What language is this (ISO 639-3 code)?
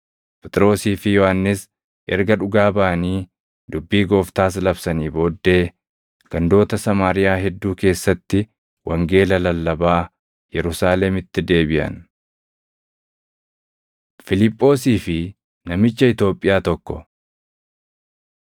orm